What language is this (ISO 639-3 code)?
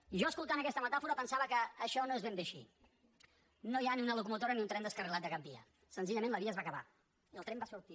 cat